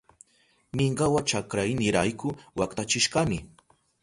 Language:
Southern Pastaza Quechua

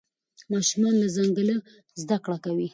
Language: Pashto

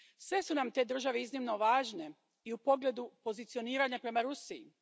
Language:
Croatian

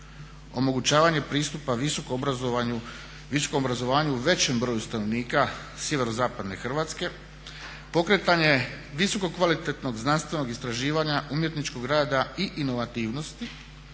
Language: Croatian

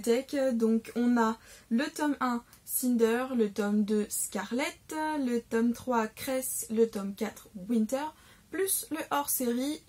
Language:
French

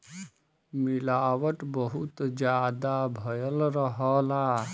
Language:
Bhojpuri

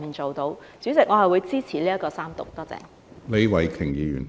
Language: Cantonese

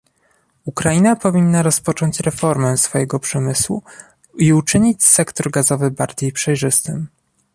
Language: Polish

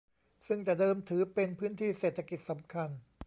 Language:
Thai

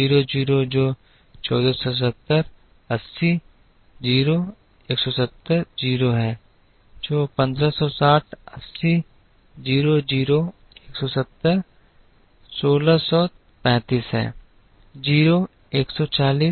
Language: Hindi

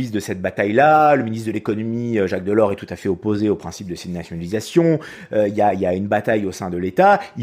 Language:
French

